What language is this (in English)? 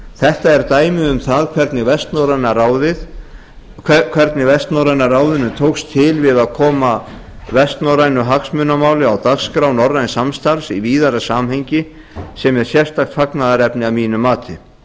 Icelandic